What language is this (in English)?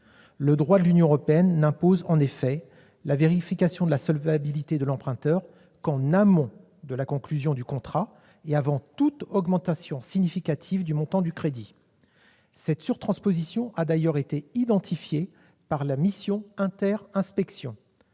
French